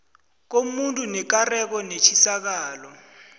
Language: South Ndebele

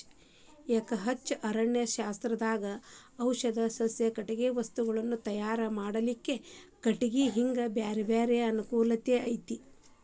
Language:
Kannada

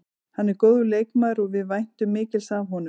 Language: Icelandic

